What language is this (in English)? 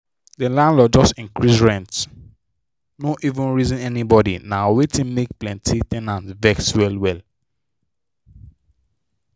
Nigerian Pidgin